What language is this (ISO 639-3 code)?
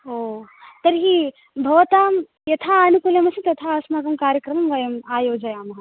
san